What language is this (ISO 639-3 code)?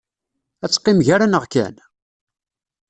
kab